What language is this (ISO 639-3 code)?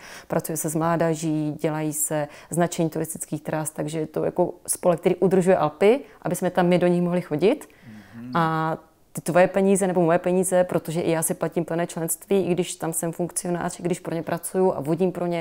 ces